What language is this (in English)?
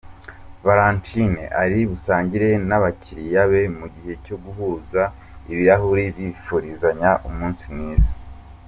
Kinyarwanda